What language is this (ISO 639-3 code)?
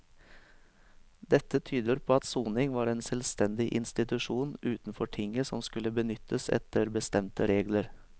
nor